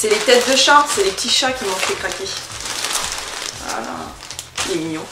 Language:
French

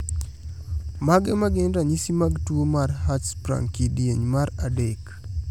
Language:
Luo (Kenya and Tanzania)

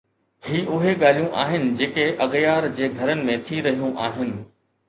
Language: Sindhi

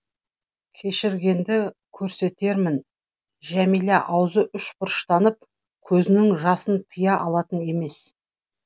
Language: Kazakh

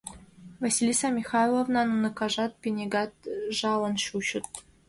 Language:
Mari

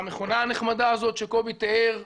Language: Hebrew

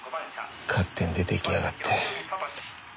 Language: Japanese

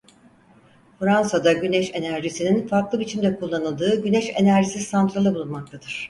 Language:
Turkish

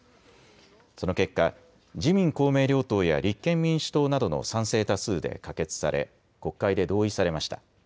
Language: Japanese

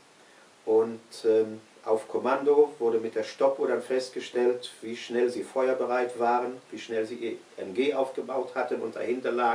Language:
German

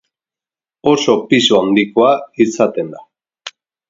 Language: Basque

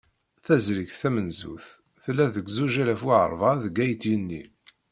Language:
Kabyle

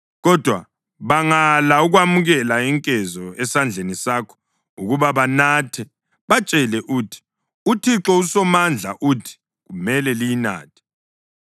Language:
North Ndebele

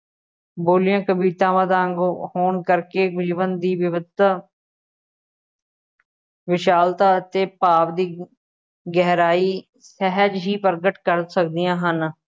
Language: Punjabi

